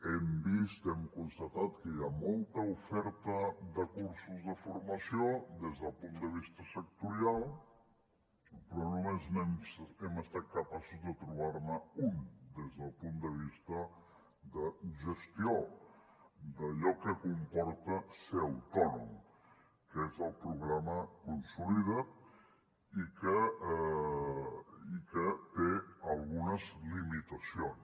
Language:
Catalan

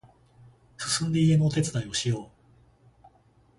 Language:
Japanese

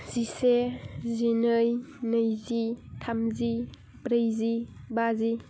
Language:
Bodo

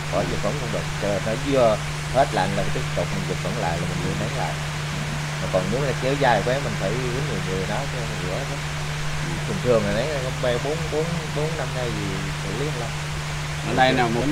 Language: Vietnamese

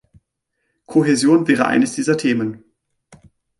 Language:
German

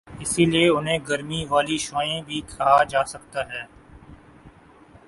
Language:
Urdu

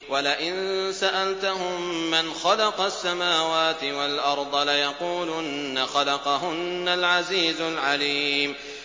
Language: Arabic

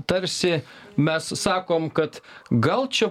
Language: Lithuanian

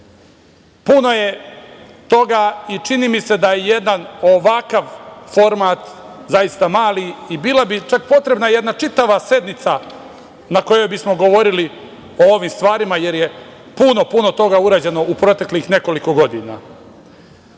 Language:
Serbian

